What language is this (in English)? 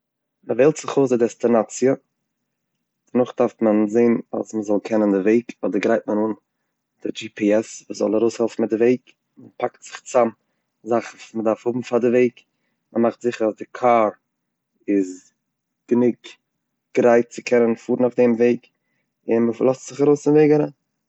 Yiddish